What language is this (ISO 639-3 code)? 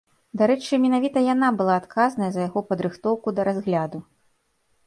bel